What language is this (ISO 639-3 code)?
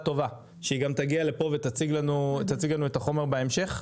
heb